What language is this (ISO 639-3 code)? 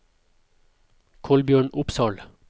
nor